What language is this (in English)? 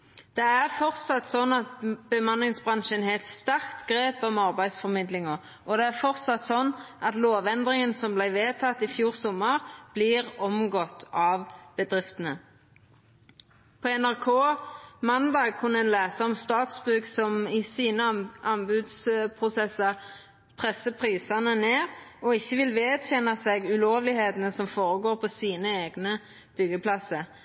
Norwegian Nynorsk